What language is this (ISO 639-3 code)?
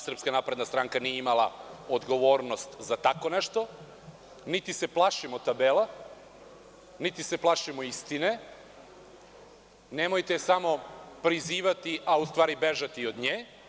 srp